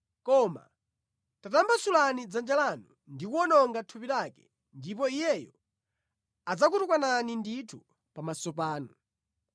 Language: Nyanja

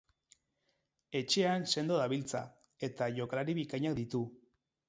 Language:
Basque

